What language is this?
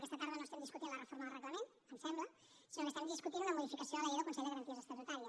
Catalan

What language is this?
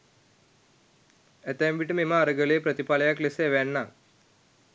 Sinhala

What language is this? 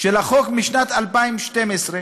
Hebrew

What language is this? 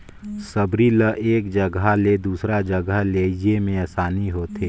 Chhattisgarhi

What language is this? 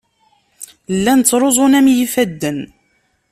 Kabyle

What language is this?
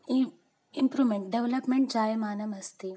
Sanskrit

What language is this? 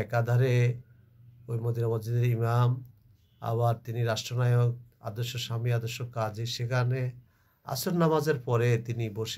Hindi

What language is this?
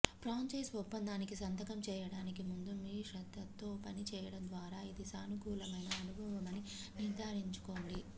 Telugu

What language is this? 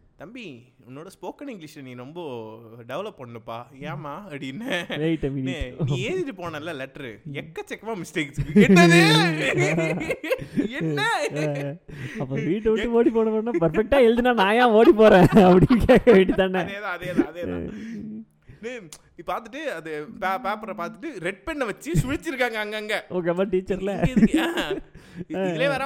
Tamil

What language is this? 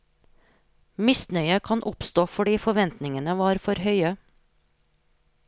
Norwegian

